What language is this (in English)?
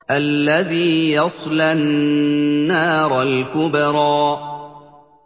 Arabic